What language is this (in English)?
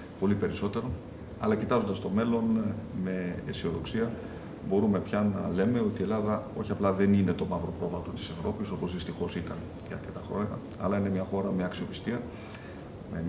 Greek